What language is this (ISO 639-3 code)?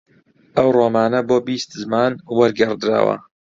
ckb